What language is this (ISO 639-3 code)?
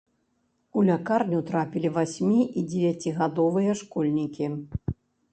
bel